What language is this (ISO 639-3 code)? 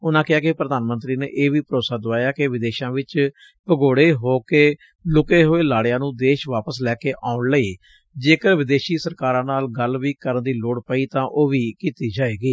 pan